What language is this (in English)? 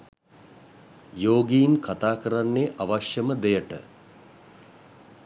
Sinhala